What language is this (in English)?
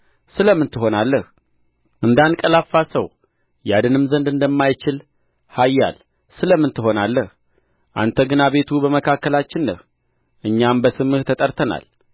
Amharic